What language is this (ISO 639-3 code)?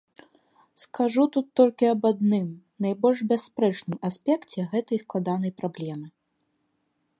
bel